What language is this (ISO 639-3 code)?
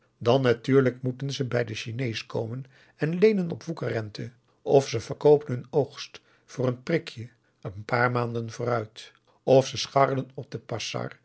nld